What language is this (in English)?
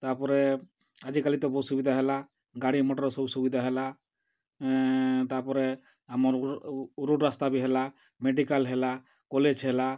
Odia